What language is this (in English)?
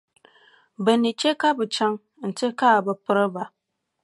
Dagbani